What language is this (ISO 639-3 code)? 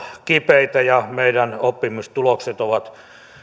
fin